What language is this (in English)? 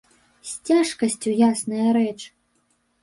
Belarusian